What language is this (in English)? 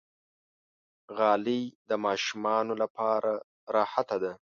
Pashto